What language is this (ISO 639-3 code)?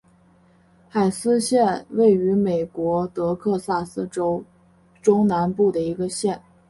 zho